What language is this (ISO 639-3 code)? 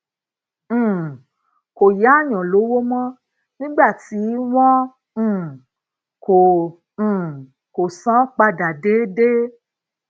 yor